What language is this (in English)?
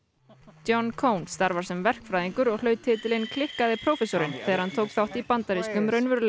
Icelandic